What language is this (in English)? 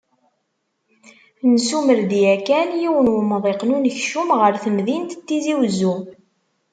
Kabyle